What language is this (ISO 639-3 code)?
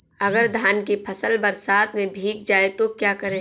hin